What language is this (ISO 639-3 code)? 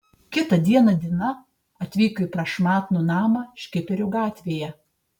lit